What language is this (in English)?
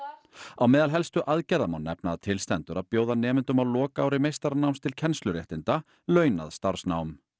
Icelandic